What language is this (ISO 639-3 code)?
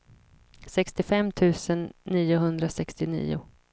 swe